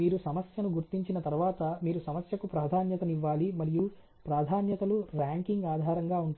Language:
Telugu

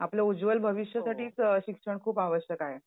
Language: Marathi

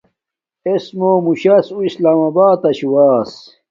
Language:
Domaaki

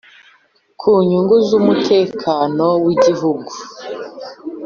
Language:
Kinyarwanda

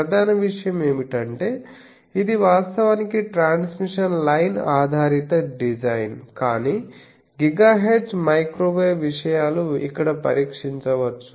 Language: Telugu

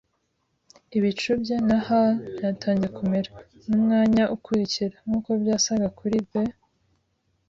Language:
Kinyarwanda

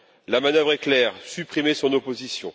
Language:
French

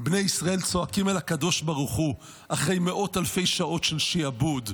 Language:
Hebrew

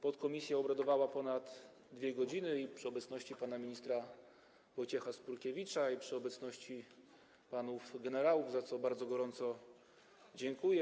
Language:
Polish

